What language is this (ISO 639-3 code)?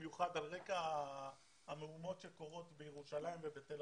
heb